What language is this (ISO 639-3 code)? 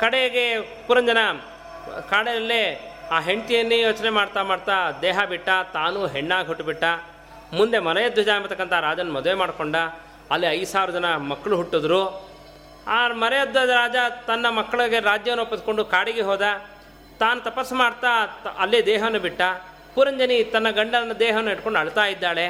kan